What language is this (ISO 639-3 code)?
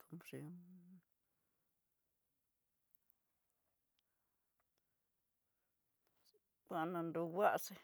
mtx